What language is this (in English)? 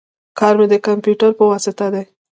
Pashto